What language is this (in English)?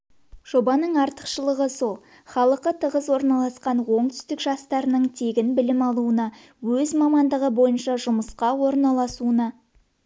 Kazakh